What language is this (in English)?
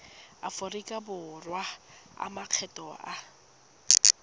Tswana